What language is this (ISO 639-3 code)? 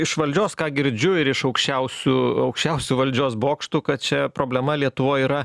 lit